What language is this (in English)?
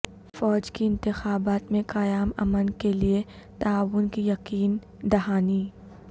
Urdu